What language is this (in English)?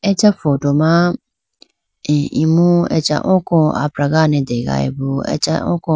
Idu-Mishmi